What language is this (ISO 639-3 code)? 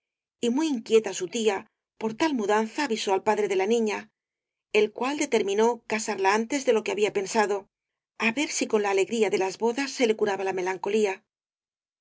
spa